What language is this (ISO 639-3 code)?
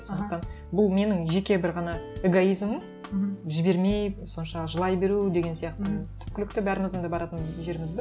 kaz